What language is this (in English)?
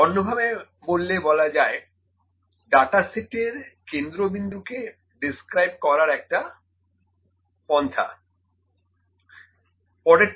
Bangla